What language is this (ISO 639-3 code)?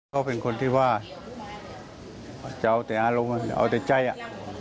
tha